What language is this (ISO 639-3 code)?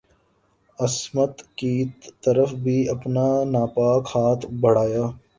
urd